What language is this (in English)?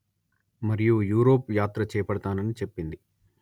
Telugu